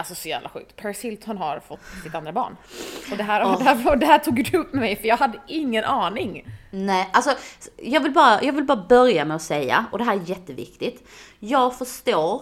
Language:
Swedish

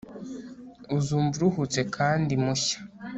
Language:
Kinyarwanda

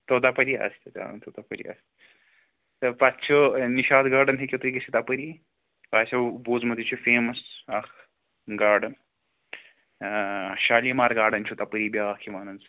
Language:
Kashmiri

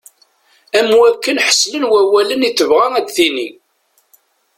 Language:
Kabyle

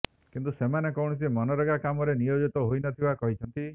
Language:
Odia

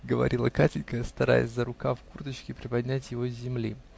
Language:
Russian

